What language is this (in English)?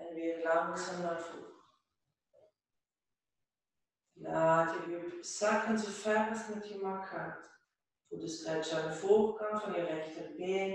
Dutch